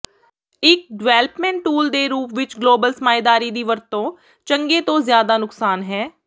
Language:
Punjabi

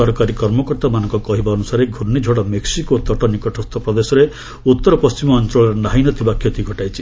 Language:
Odia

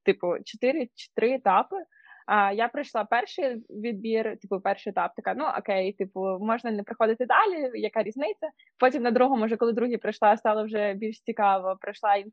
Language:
Ukrainian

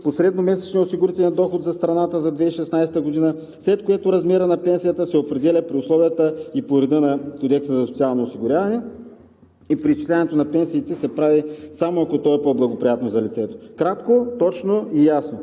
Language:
Bulgarian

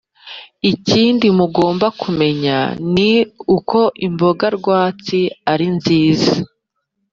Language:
Kinyarwanda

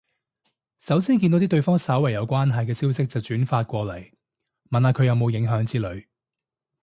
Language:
Cantonese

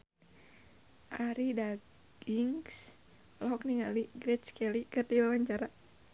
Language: Sundanese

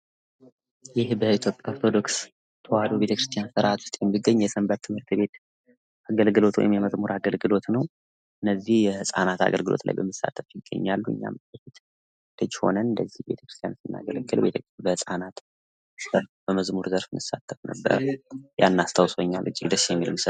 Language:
Amharic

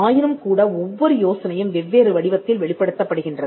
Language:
Tamil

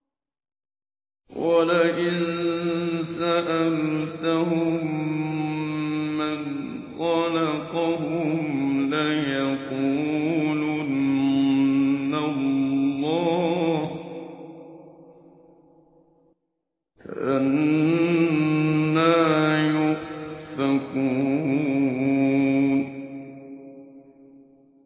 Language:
Arabic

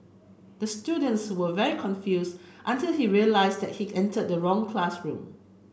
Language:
English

